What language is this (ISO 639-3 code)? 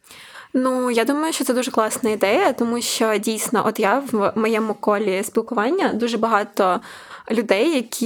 ukr